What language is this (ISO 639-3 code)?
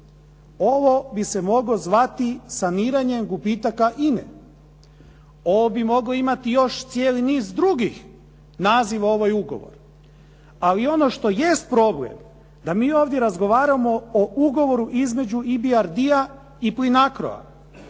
hrv